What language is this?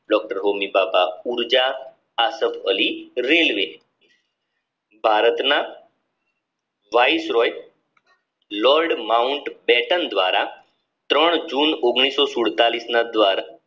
Gujarati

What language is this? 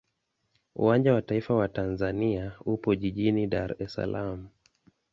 Swahili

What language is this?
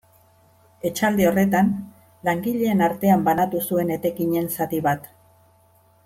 Basque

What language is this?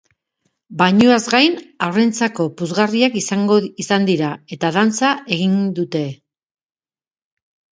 Basque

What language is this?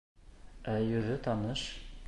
Bashkir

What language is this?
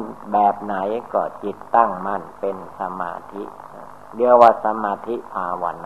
Thai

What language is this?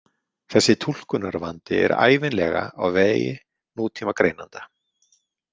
Icelandic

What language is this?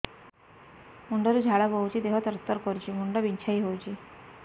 Odia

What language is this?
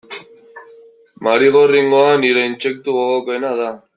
Basque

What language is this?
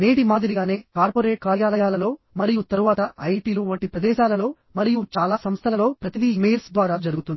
Telugu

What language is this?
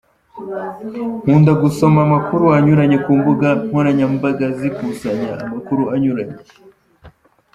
Kinyarwanda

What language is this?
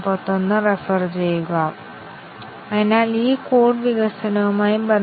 Malayalam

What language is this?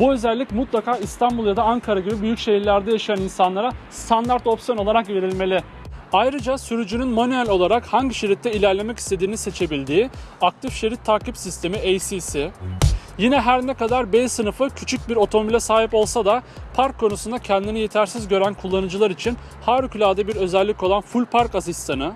Turkish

